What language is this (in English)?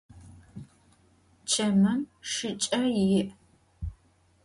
Adyghe